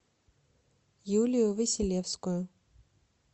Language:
Russian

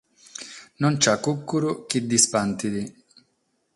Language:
Sardinian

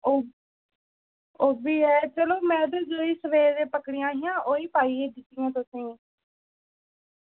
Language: Dogri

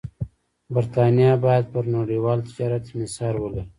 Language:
Pashto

